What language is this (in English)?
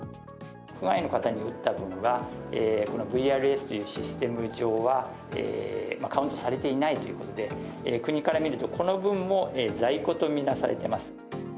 Japanese